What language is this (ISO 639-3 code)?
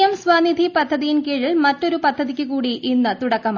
mal